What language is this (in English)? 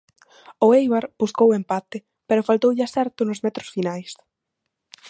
Galician